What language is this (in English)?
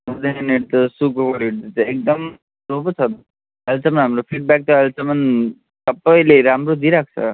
Nepali